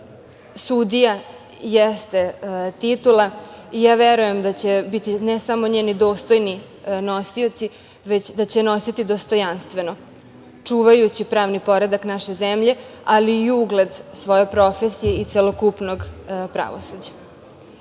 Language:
Serbian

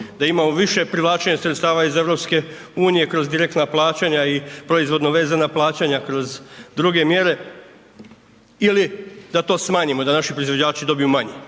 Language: Croatian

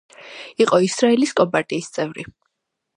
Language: Georgian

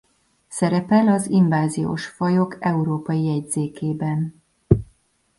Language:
Hungarian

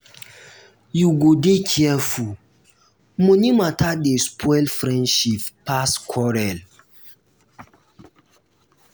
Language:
Nigerian Pidgin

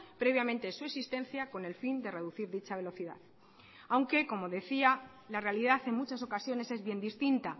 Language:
Spanish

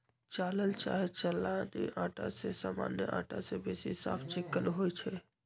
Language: Magahi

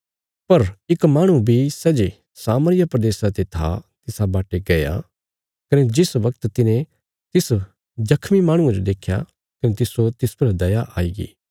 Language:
Bilaspuri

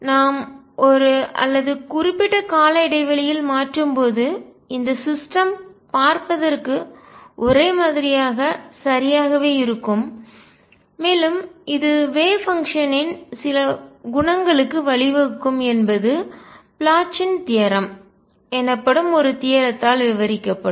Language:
Tamil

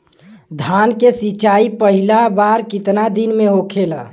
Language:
Bhojpuri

